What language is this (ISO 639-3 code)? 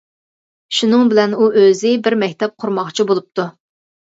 uig